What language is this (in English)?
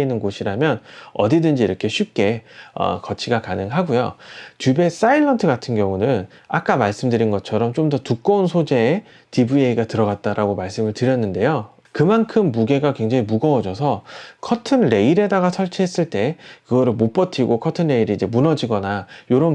Korean